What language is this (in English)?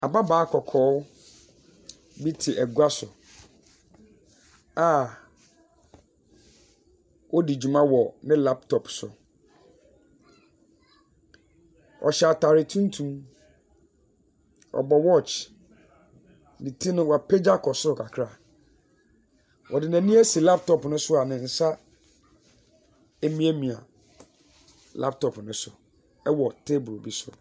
Akan